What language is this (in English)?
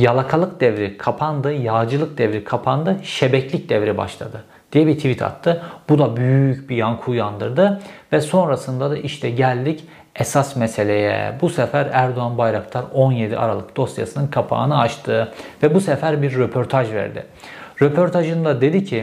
Turkish